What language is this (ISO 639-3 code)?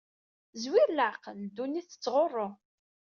kab